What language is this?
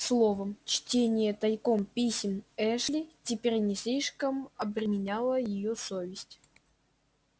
Russian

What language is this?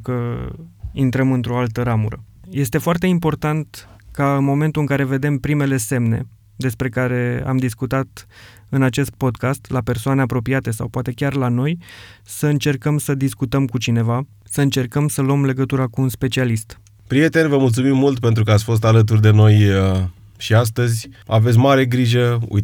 Romanian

